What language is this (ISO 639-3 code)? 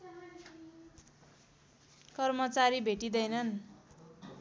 nep